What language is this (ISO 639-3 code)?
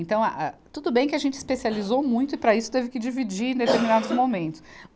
por